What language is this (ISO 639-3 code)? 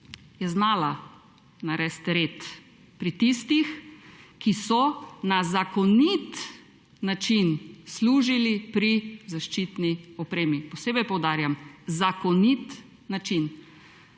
slv